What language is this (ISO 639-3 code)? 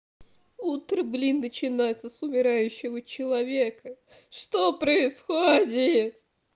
rus